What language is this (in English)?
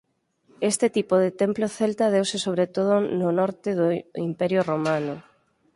Galician